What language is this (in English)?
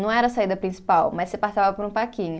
Portuguese